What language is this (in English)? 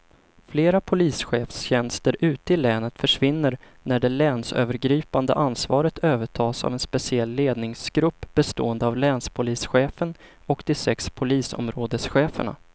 Swedish